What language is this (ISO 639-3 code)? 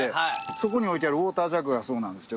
jpn